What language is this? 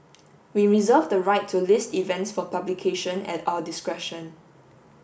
English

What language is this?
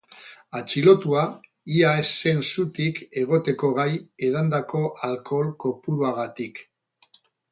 Basque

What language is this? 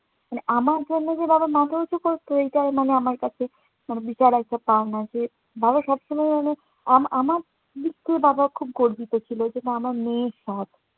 Bangla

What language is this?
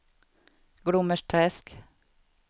Swedish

